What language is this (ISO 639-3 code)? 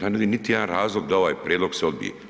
hrv